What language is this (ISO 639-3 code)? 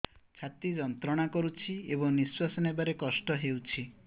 ori